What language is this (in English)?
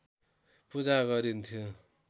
Nepali